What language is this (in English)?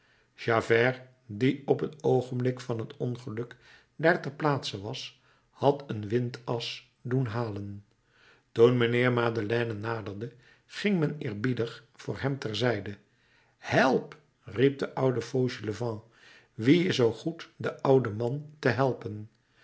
Dutch